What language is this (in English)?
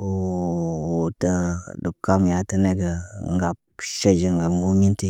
Naba